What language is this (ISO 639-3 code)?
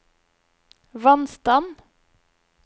nor